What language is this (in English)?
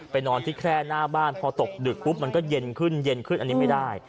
Thai